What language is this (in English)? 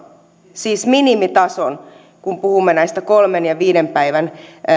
Finnish